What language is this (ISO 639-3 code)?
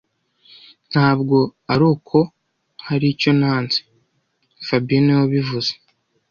kin